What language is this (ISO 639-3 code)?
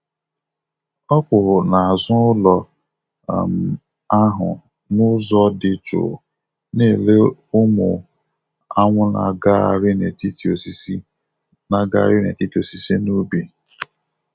ibo